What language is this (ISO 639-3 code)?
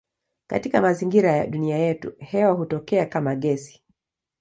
swa